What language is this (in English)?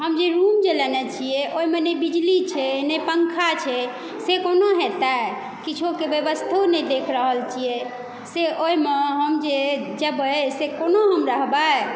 Maithili